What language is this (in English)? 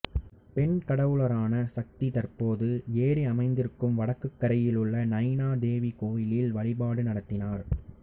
Tamil